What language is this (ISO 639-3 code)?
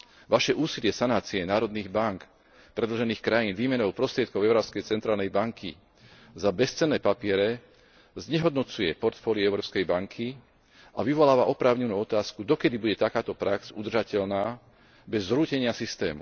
slk